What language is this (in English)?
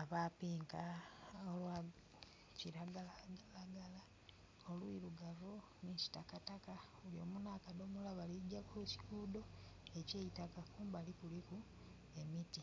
Soga